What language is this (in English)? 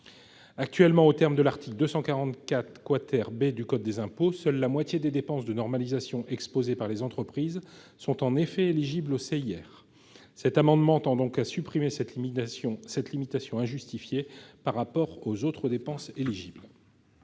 French